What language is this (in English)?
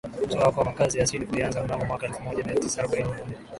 Swahili